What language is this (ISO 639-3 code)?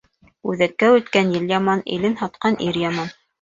bak